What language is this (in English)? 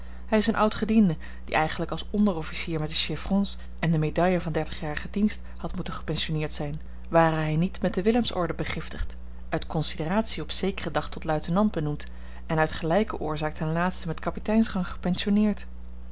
Dutch